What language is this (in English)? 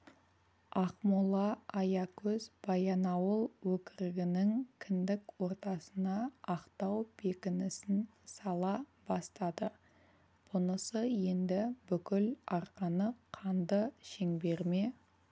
Kazakh